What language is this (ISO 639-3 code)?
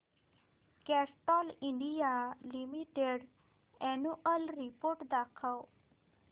mar